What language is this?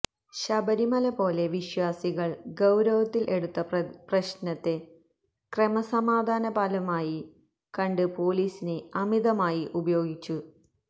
Malayalam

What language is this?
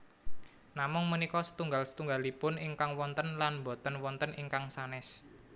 Javanese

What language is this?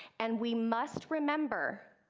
English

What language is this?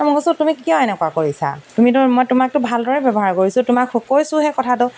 Assamese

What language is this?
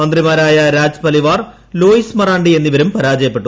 Malayalam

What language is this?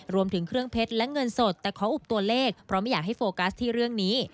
Thai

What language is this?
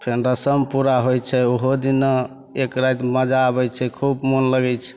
Maithili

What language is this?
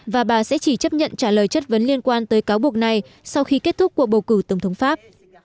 Vietnamese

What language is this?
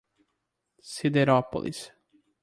Portuguese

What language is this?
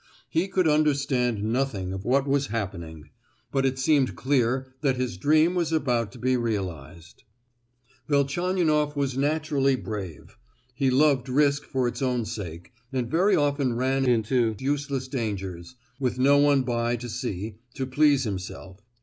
English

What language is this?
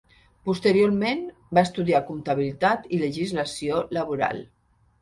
Catalan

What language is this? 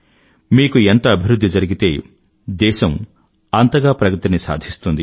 Telugu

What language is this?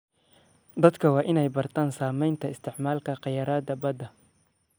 Somali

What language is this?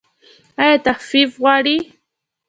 Pashto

